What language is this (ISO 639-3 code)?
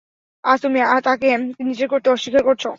ben